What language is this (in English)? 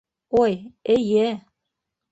Bashkir